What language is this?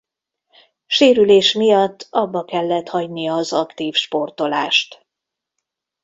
Hungarian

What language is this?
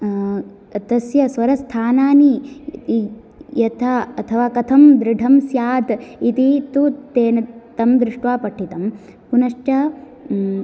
Sanskrit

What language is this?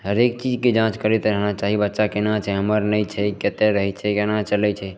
Maithili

